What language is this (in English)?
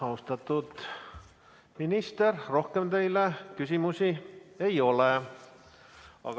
Estonian